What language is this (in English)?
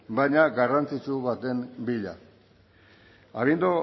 Basque